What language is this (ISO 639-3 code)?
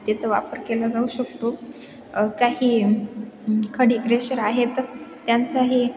mar